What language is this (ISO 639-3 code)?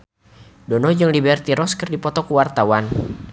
sun